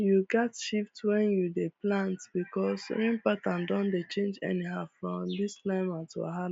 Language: Nigerian Pidgin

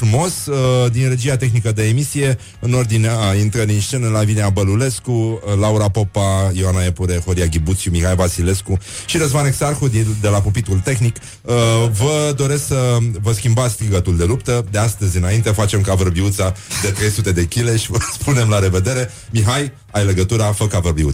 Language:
Romanian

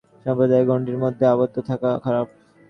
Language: Bangla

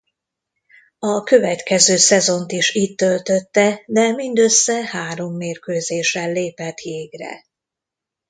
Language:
Hungarian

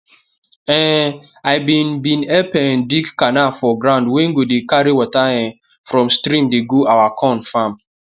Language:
Nigerian Pidgin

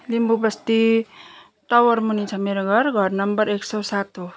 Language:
Nepali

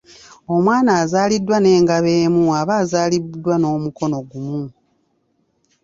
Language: Ganda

